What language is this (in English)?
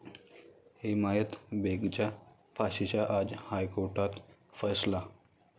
Marathi